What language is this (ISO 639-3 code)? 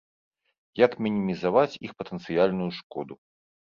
bel